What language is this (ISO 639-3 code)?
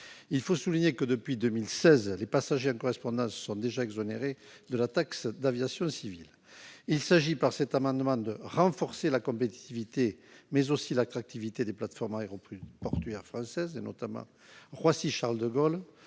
fra